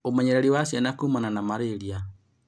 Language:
Kikuyu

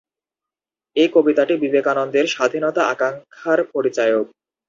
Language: Bangla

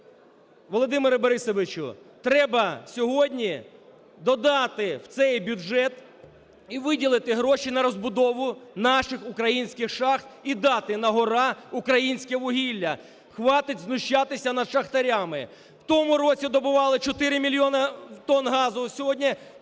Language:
Ukrainian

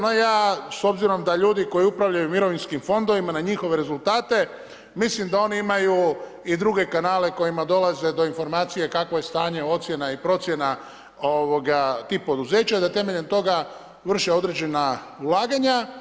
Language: Croatian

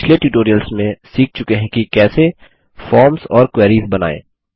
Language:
Hindi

